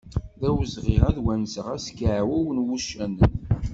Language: Kabyle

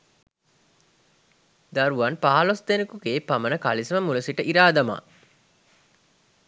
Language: Sinhala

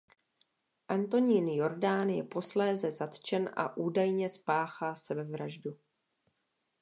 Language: Czech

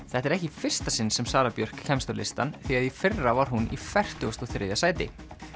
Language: Icelandic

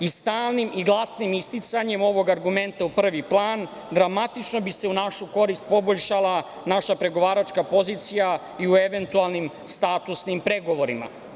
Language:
Serbian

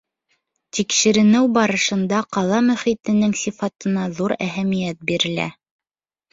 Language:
Bashkir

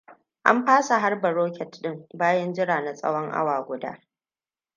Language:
Hausa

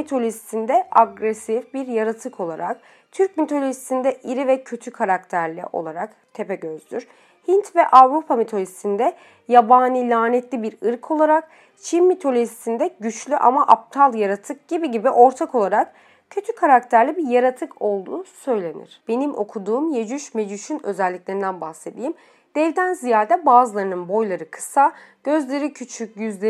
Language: Turkish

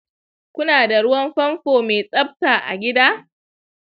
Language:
Hausa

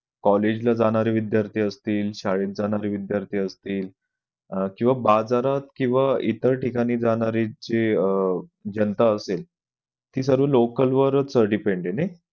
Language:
Marathi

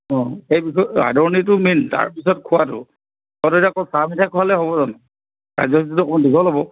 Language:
Assamese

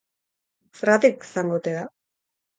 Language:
Basque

